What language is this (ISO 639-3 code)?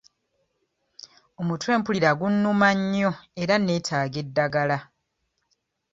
lug